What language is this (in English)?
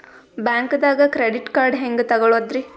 Kannada